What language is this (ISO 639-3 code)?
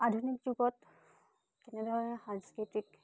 asm